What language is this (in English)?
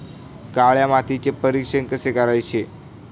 Marathi